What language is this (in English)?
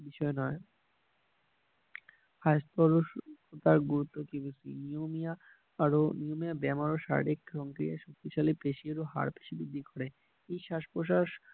Assamese